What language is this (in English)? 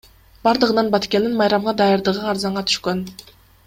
Kyrgyz